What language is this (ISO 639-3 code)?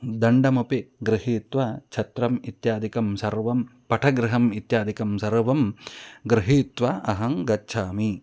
san